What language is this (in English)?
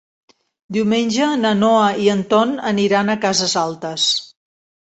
Catalan